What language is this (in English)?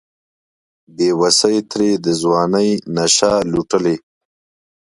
Pashto